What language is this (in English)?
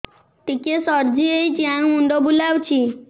Odia